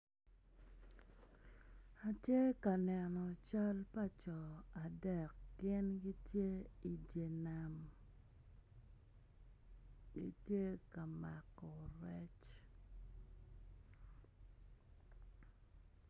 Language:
Acoli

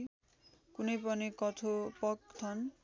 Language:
Nepali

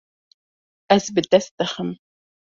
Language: Kurdish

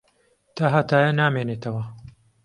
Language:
Central Kurdish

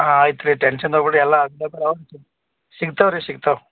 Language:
Kannada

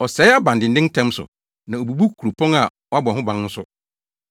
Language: Akan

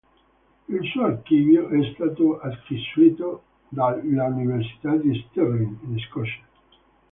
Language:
Italian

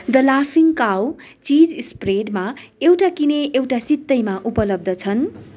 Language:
Nepali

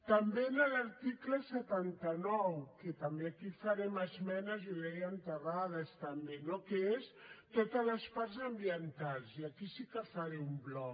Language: Catalan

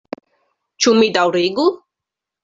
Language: Esperanto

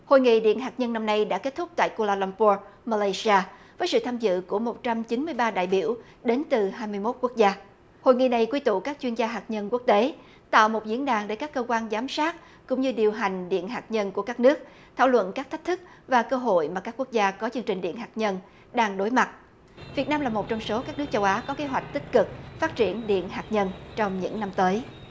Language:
Vietnamese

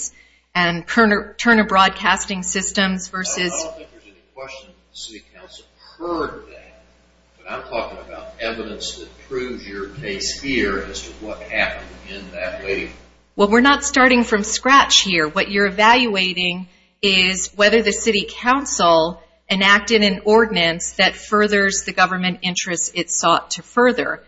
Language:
English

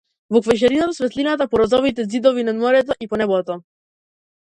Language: Macedonian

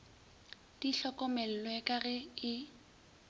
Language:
Northern Sotho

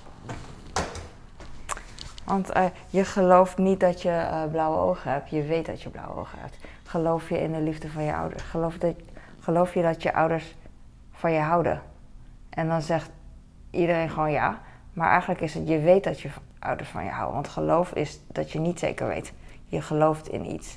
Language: Dutch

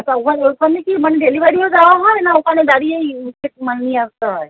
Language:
Bangla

